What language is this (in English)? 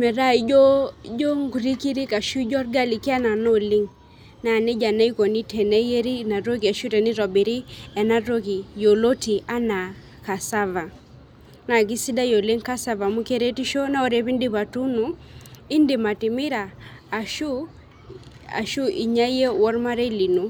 Masai